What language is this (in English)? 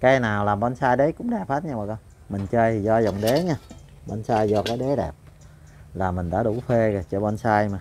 Vietnamese